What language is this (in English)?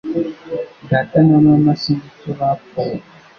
Kinyarwanda